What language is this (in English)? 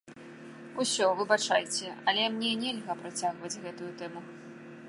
Belarusian